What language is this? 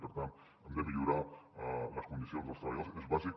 Catalan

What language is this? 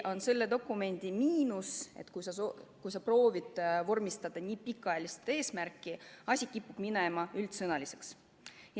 Estonian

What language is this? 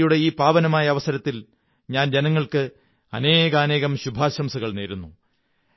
Malayalam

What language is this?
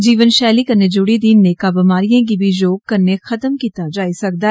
Dogri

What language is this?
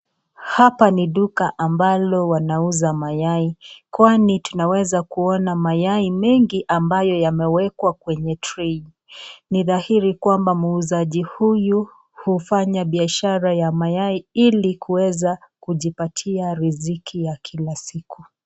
Swahili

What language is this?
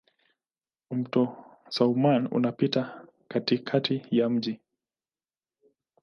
Swahili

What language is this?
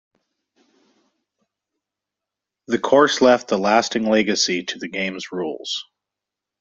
English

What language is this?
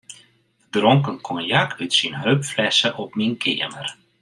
Western Frisian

